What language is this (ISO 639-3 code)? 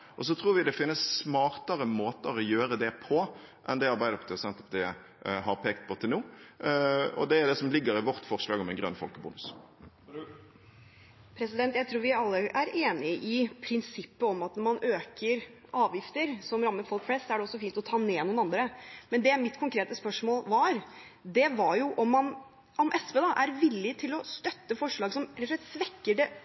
nob